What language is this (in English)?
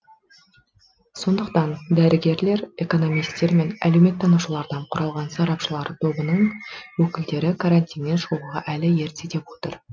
Kazakh